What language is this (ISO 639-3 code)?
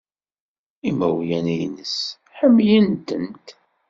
kab